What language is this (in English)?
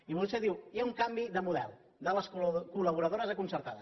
Catalan